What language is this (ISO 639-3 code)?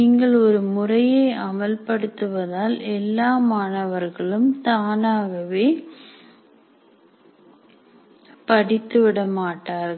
tam